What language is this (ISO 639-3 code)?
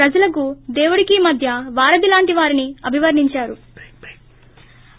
tel